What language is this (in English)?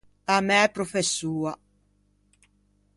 Ligurian